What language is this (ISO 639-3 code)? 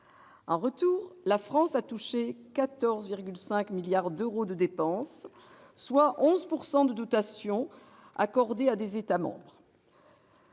fra